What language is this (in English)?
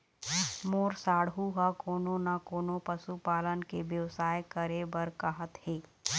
Chhattisgarhi